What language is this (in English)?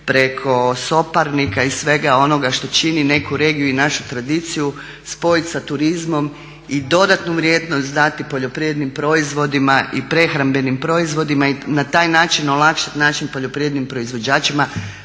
Croatian